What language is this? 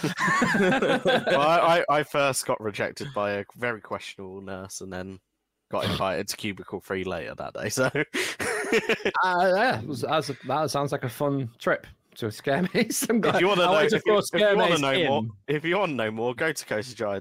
English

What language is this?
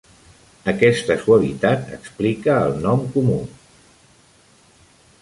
Catalan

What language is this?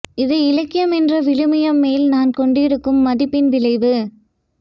Tamil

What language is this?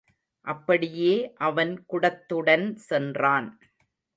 Tamil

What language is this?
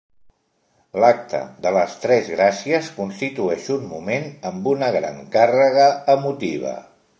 Catalan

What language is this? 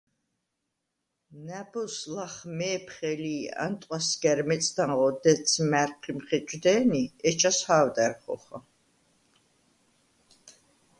Svan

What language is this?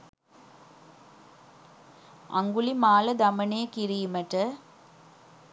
Sinhala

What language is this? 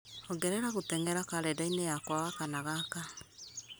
Kikuyu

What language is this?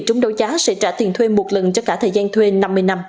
Vietnamese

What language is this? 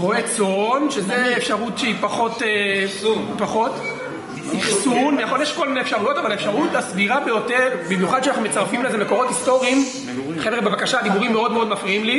Hebrew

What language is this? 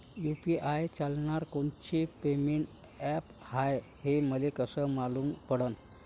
Marathi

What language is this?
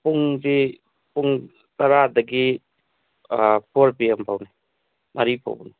Manipuri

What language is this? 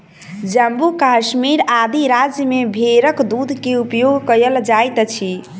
Maithili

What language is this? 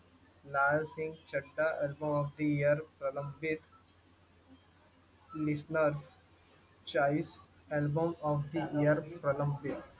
Marathi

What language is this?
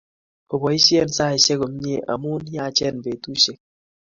Kalenjin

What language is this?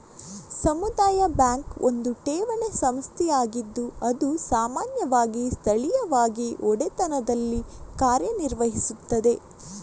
Kannada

